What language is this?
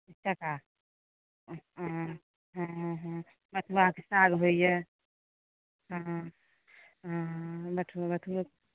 Maithili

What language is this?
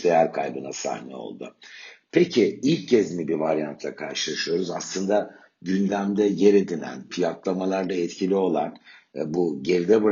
Turkish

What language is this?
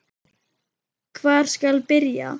Icelandic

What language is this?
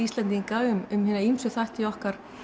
Icelandic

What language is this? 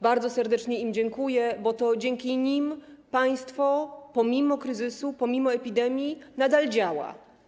Polish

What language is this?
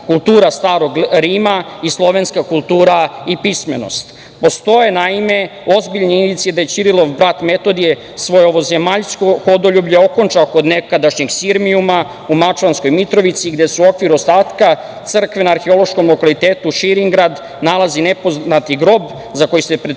Serbian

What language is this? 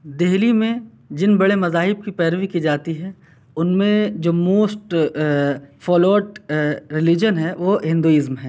Urdu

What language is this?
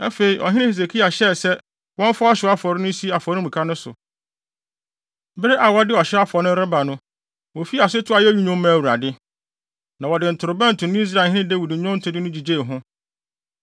Akan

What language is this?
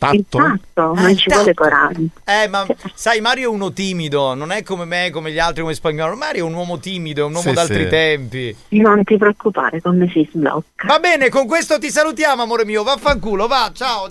Italian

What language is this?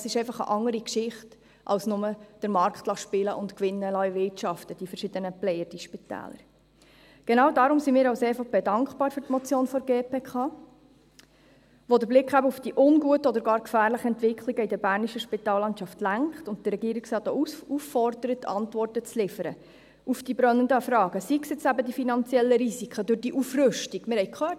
Swiss German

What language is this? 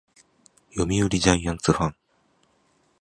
Japanese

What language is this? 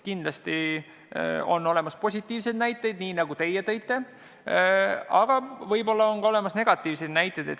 Estonian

